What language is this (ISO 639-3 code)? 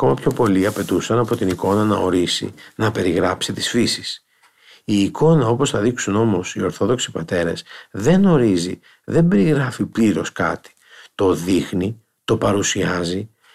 ell